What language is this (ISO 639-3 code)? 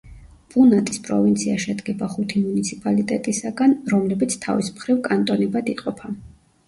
kat